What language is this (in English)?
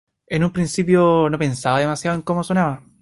Spanish